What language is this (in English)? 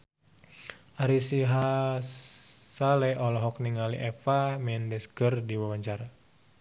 Sundanese